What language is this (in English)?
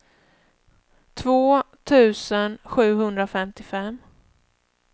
Swedish